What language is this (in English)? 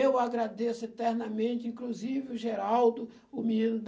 Portuguese